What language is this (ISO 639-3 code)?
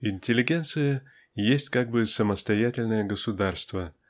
rus